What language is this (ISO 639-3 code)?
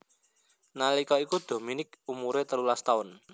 jav